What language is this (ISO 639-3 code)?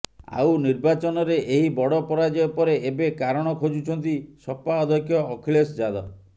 ori